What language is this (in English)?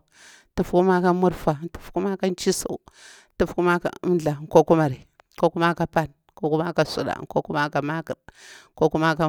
Bura-Pabir